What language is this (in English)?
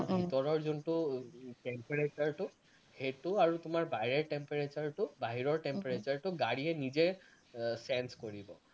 Assamese